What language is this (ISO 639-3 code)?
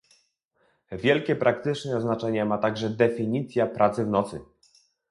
pol